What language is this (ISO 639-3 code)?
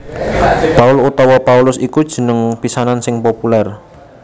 jav